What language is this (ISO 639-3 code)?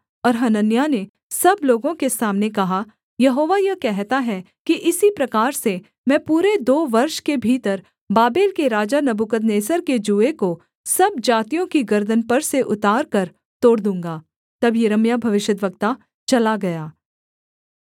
hin